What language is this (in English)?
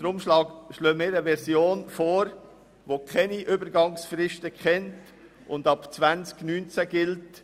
Swiss German